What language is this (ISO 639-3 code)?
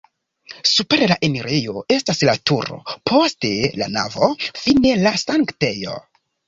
epo